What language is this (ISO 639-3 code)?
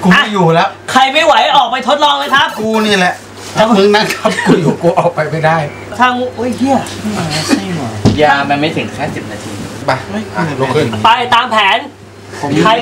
tha